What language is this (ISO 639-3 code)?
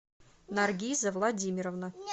rus